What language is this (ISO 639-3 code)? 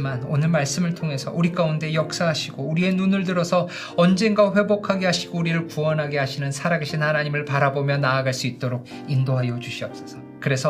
kor